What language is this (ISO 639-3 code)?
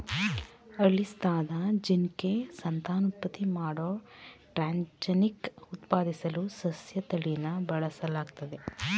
kan